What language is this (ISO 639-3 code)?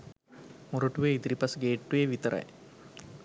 sin